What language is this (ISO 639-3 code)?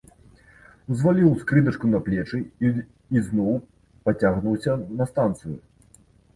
bel